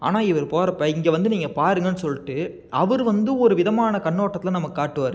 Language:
Tamil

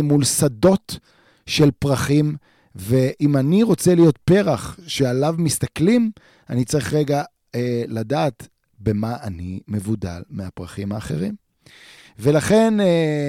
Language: Hebrew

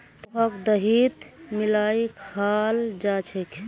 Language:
Magahi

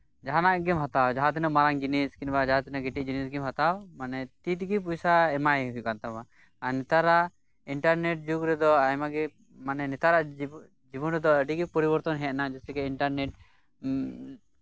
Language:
Santali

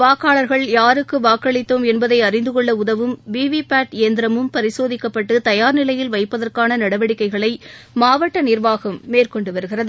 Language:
Tamil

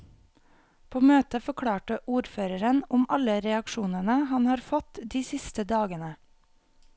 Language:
Norwegian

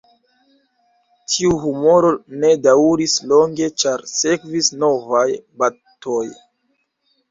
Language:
Esperanto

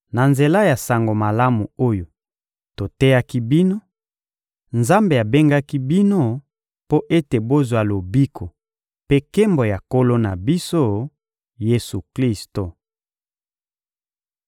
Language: Lingala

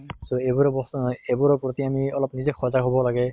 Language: Assamese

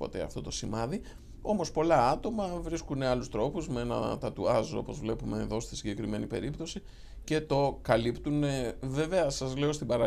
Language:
Greek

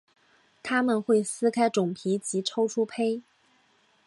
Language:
Chinese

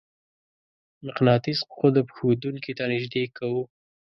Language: Pashto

